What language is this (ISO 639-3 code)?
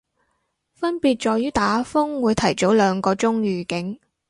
yue